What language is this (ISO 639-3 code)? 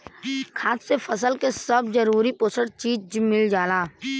bho